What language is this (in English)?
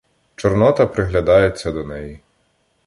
Ukrainian